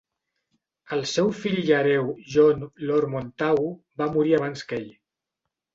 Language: Catalan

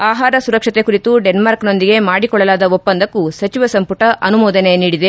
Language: Kannada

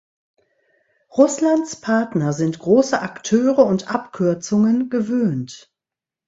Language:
German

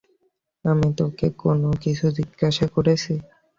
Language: Bangla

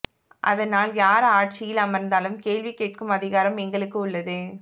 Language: Tamil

